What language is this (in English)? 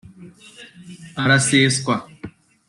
Kinyarwanda